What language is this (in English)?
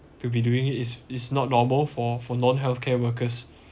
English